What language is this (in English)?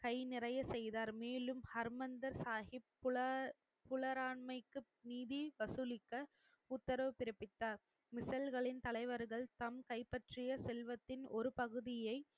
Tamil